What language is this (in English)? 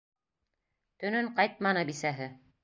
Bashkir